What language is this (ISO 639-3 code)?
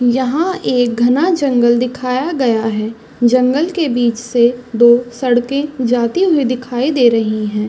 hin